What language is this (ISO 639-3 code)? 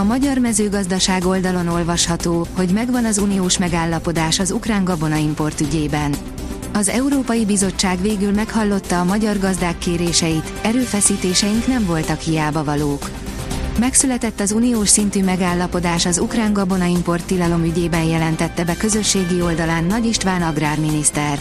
hun